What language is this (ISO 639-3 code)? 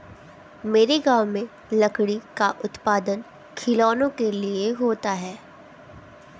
hin